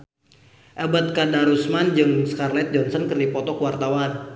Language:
Sundanese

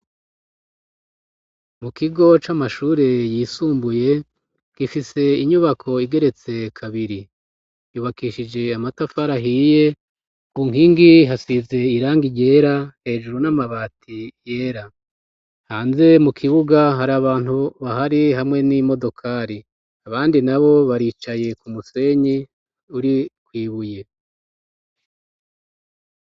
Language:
Rundi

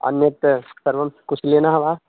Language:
Sanskrit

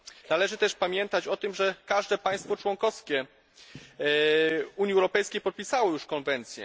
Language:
Polish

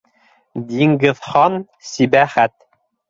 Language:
Bashkir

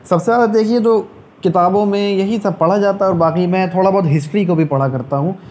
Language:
Urdu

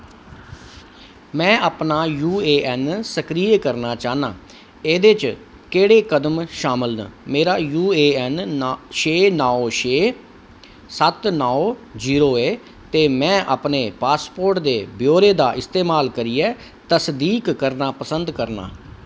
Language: Dogri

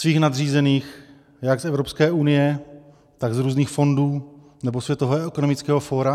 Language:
Czech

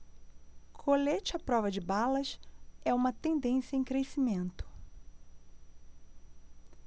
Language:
Portuguese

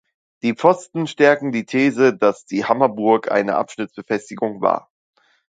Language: German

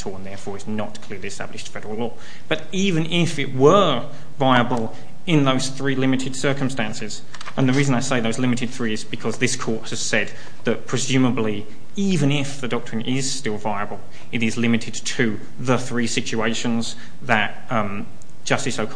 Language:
English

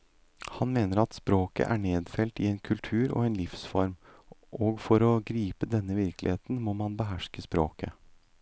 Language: Norwegian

